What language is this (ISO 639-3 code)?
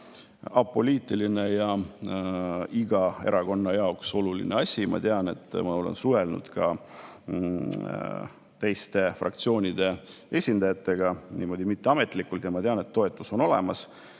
est